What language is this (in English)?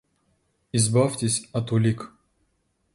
Russian